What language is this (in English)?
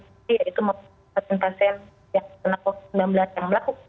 Indonesian